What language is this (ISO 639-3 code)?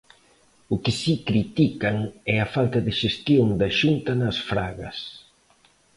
glg